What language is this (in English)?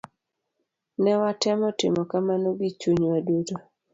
Luo (Kenya and Tanzania)